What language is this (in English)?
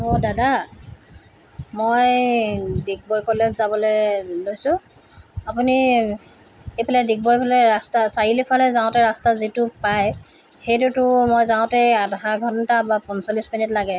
Assamese